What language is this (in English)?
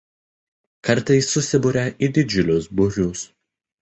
Lithuanian